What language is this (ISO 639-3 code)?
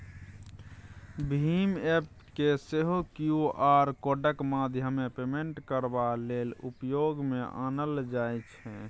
mai